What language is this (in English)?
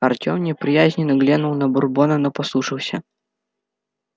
Russian